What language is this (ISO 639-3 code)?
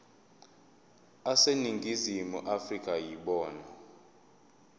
zul